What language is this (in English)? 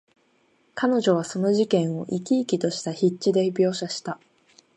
Japanese